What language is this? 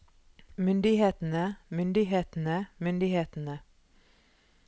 Norwegian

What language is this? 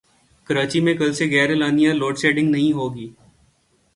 Urdu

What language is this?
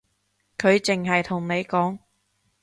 Cantonese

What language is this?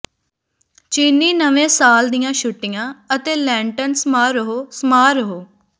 Punjabi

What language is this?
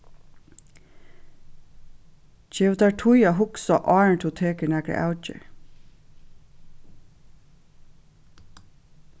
Faroese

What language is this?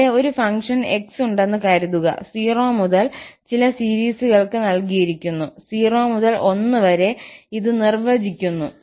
Malayalam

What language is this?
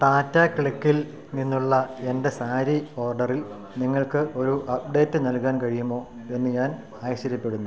Malayalam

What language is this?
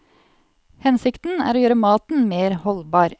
Norwegian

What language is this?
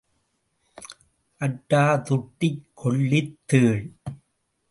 Tamil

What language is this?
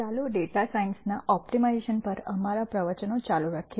Gujarati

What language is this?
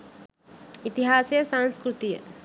Sinhala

